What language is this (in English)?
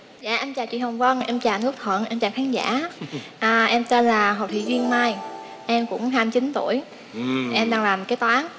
Vietnamese